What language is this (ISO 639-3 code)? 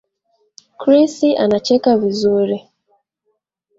swa